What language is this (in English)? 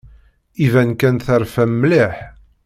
Kabyle